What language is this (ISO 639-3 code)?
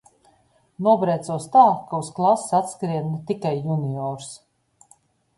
lav